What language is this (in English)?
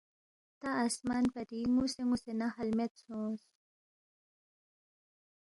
Balti